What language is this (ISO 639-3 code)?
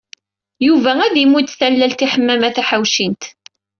kab